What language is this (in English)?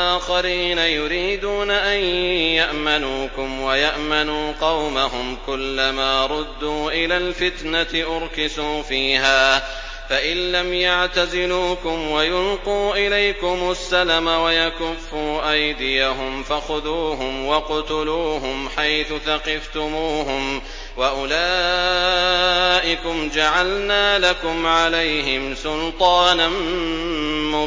Arabic